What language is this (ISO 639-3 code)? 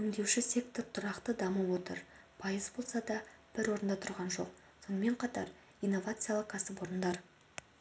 kaz